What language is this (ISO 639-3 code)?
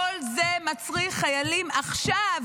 heb